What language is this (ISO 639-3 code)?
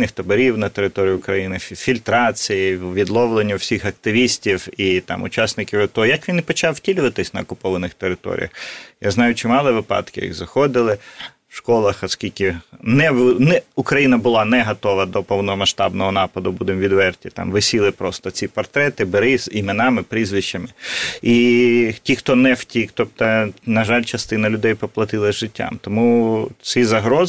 ukr